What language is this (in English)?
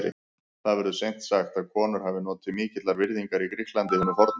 Icelandic